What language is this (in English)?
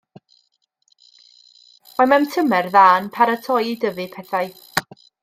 Welsh